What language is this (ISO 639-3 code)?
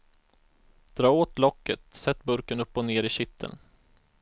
swe